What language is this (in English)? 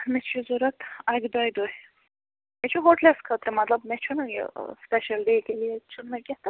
Kashmiri